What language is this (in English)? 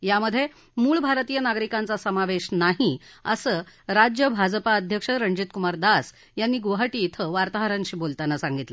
Marathi